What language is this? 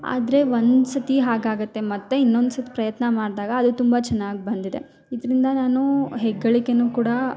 Kannada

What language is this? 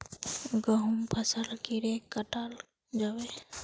Magahi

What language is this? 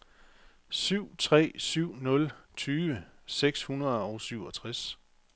Danish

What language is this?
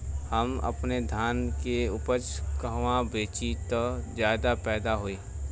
Bhojpuri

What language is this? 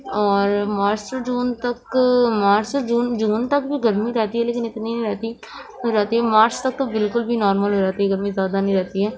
Urdu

